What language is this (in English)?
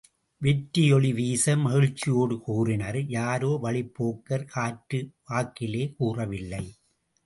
Tamil